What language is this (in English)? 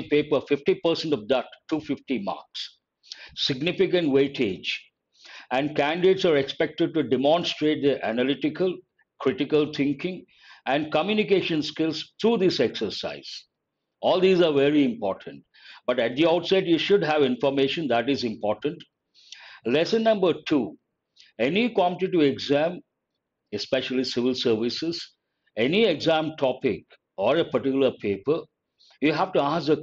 English